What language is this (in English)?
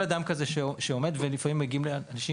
Hebrew